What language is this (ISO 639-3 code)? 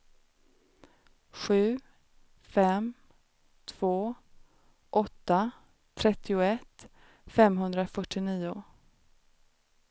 swe